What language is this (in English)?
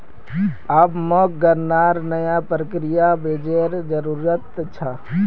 Magahi